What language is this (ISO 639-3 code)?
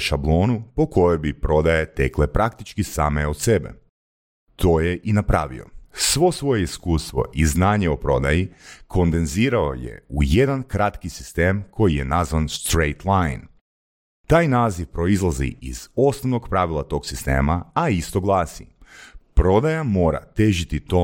hrv